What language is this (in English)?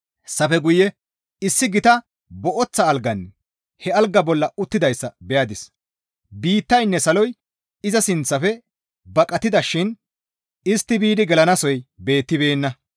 Gamo